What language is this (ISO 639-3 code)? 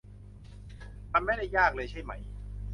tha